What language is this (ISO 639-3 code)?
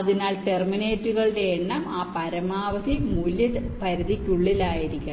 mal